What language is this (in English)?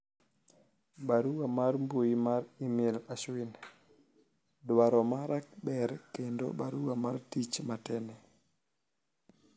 Luo (Kenya and Tanzania)